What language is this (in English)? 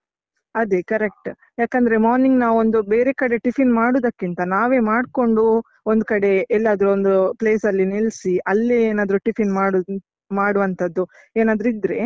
Kannada